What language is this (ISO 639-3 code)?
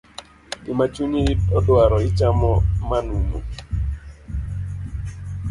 luo